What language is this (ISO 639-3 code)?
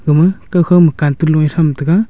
nnp